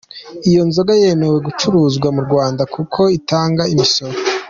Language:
Kinyarwanda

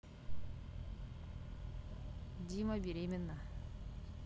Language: Russian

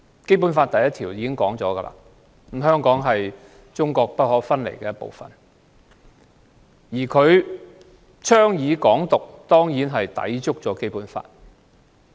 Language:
Cantonese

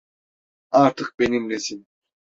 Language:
Turkish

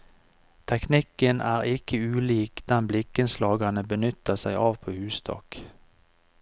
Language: Norwegian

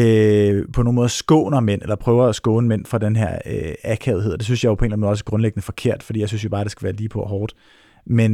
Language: Danish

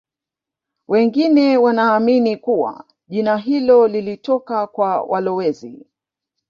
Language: Swahili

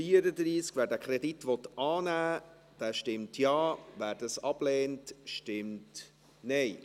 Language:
Swiss German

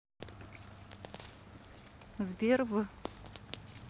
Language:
Russian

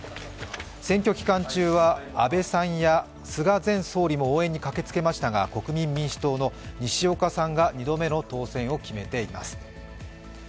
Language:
Japanese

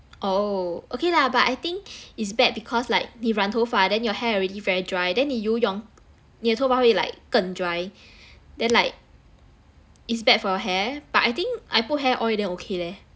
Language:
English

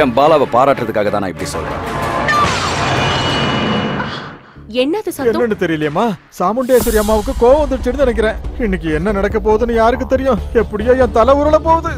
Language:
Hindi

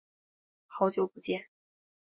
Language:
Chinese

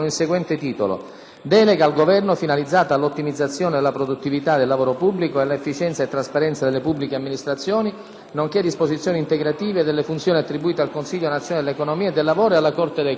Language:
Italian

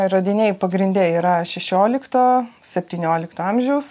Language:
Lithuanian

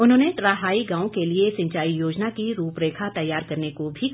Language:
Hindi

